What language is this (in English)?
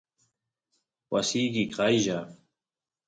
Santiago del Estero Quichua